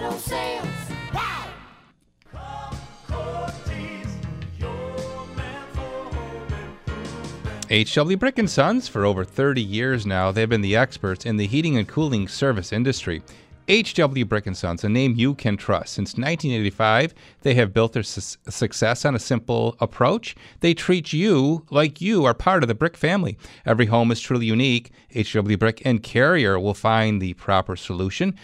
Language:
English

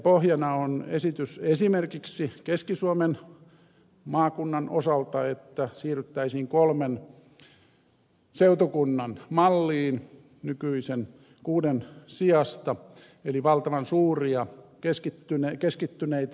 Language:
Finnish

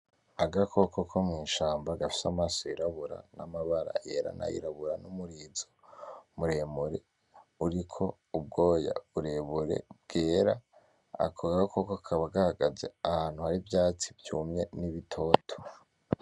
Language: Rundi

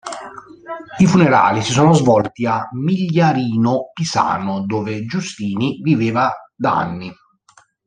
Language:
Italian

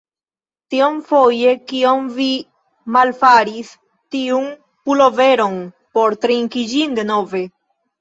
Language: Esperanto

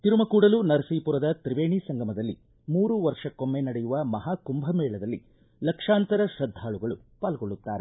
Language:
Kannada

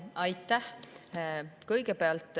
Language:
Estonian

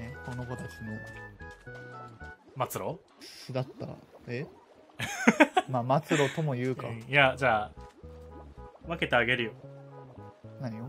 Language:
Japanese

